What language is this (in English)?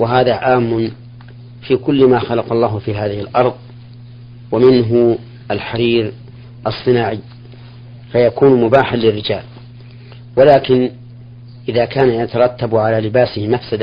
Arabic